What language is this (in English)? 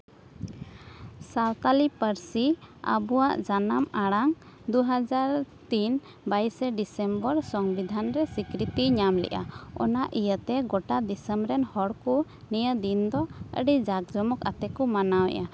Santali